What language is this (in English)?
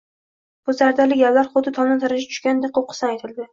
Uzbek